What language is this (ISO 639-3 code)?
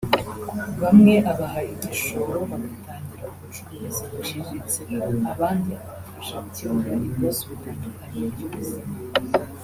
kin